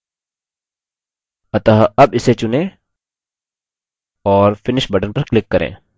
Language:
Hindi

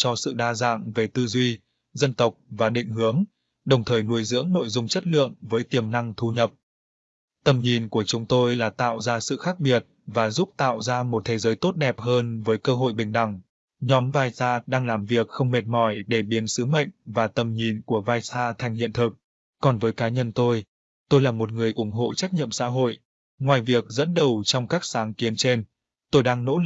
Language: Vietnamese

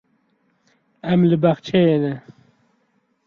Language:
Kurdish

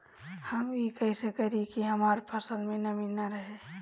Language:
Bhojpuri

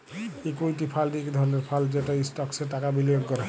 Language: Bangla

